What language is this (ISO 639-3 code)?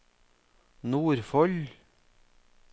nor